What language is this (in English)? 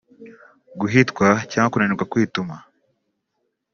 Kinyarwanda